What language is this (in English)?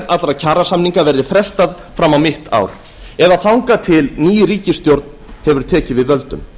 Icelandic